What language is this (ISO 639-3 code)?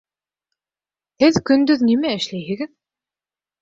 bak